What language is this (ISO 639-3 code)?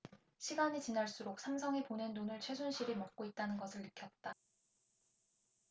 kor